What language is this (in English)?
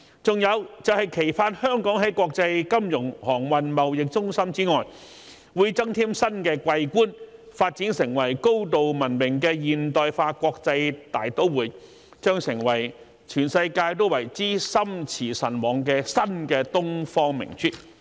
Cantonese